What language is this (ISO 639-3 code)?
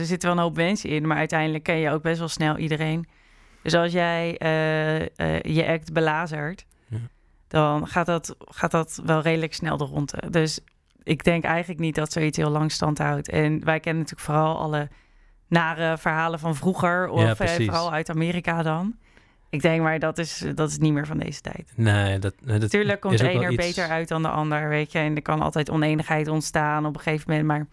nld